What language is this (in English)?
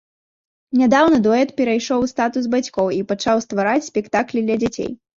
Belarusian